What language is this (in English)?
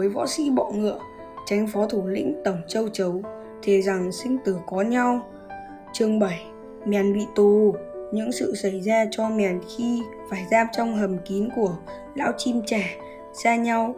Vietnamese